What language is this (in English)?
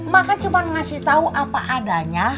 Indonesian